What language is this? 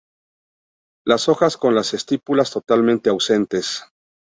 Spanish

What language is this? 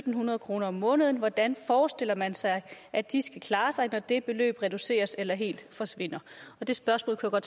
Danish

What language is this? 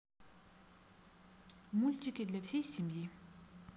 Russian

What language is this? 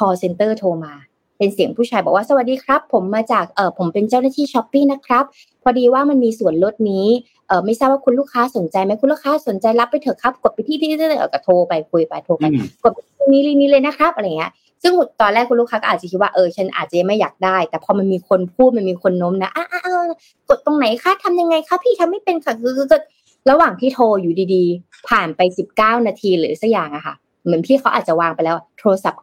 Thai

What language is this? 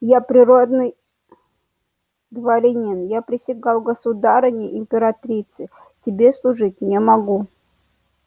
Russian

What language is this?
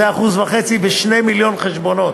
Hebrew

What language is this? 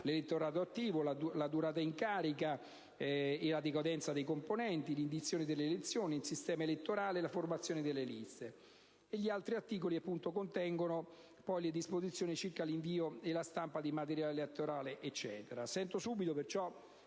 Italian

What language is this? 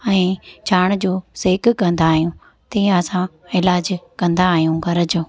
Sindhi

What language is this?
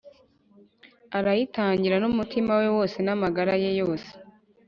Kinyarwanda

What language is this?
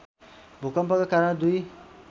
Nepali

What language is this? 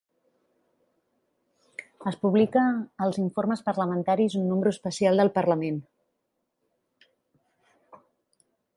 Catalan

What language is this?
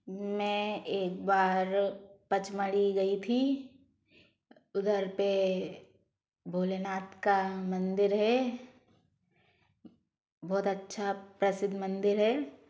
Hindi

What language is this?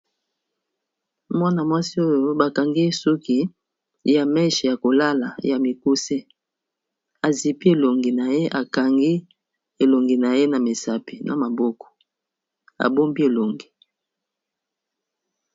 Lingala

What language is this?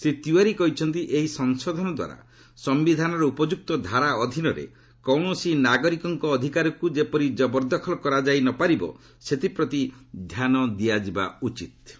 Odia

